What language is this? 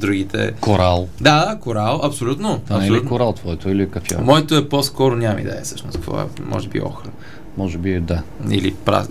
Bulgarian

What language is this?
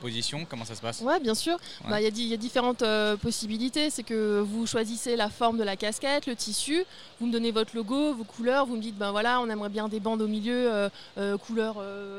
French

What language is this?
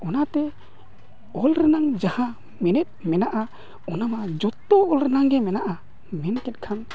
Santali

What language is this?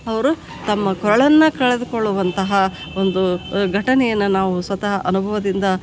Kannada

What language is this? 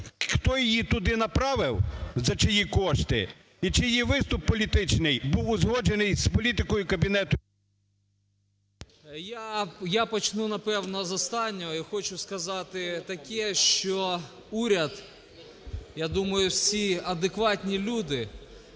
Ukrainian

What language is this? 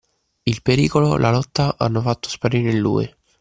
Italian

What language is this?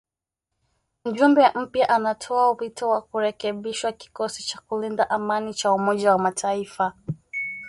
Swahili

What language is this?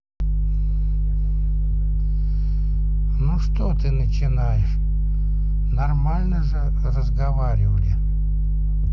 Russian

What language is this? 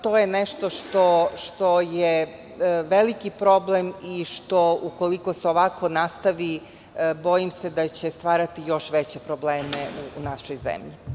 Serbian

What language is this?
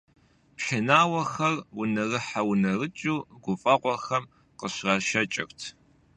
Kabardian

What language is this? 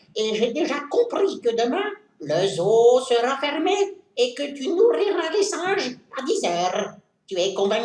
French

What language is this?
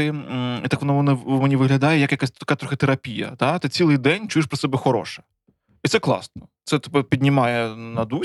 Ukrainian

